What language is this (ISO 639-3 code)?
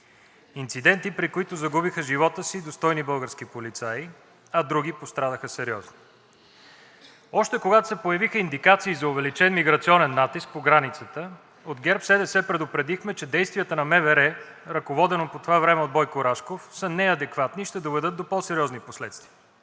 bul